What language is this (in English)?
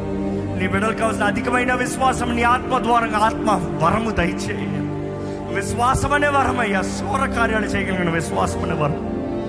Telugu